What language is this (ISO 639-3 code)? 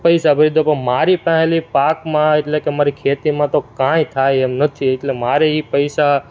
guj